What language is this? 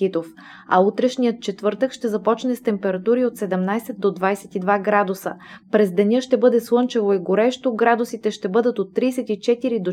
Bulgarian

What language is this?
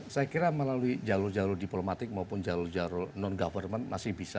Indonesian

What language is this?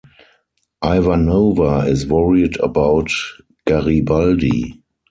English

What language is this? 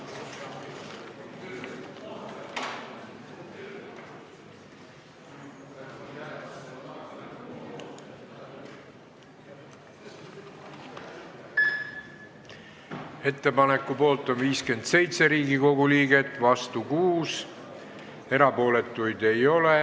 Estonian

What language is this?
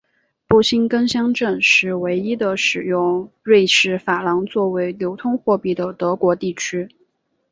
Chinese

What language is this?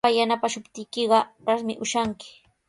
Sihuas Ancash Quechua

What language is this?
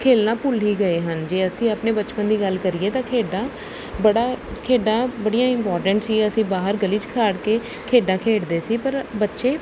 Punjabi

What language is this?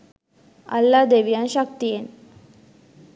Sinhala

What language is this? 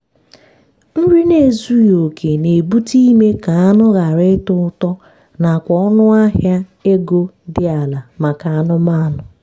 Igbo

